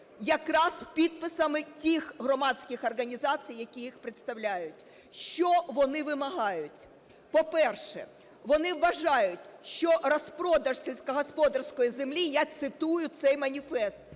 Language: Ukrainian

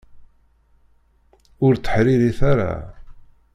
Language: Kabyle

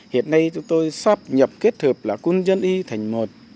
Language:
Vietnamese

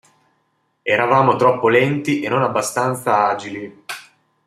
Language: Italian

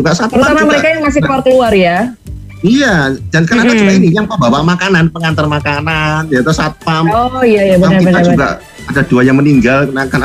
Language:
Indonesian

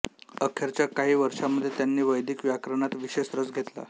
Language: Marathi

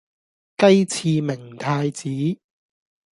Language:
Cantonese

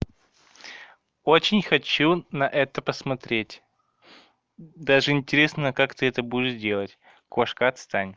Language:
Russian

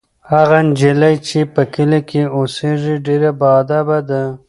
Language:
Pashto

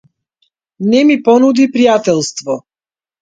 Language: Macedonian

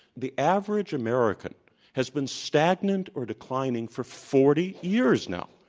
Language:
English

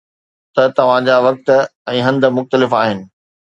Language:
Sindhi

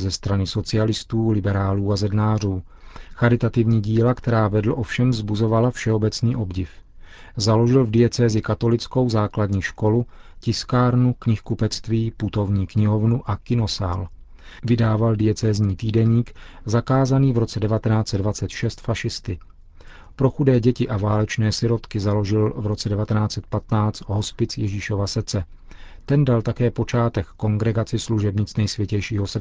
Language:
Czech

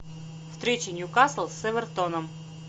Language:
Russian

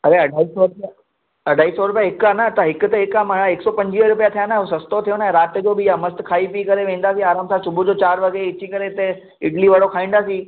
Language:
Sindhi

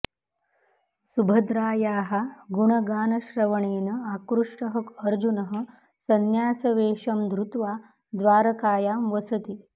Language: Sanskrit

